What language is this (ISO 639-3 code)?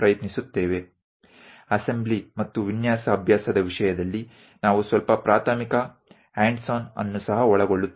guj